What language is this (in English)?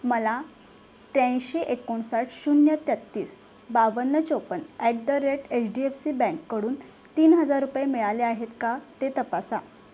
Marathi